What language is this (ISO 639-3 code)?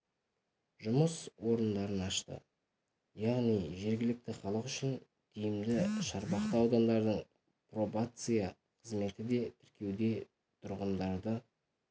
kaz